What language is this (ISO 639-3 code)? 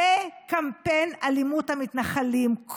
heb